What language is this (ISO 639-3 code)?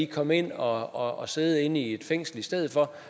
dan